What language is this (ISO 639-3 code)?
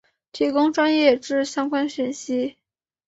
zho